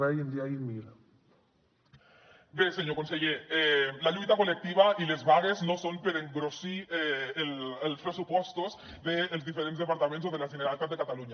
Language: Catalan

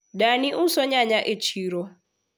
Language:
Luo (Kenya and Tanzania)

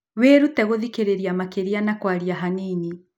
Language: Kikuyu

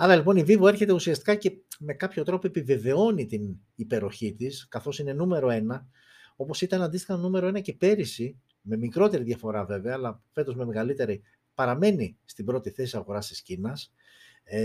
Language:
Greek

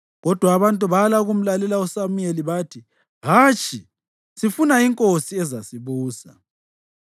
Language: North Ndebele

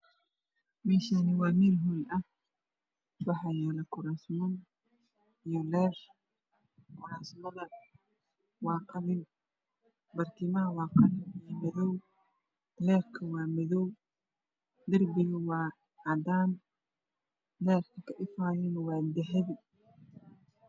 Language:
Somali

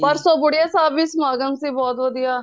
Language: Punjabi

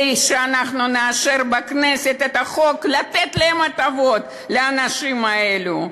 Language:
Hebrew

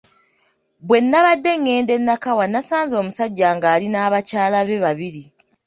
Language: Ganda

